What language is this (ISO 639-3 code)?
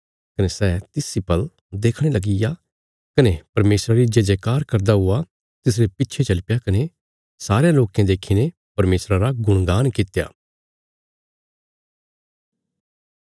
kfs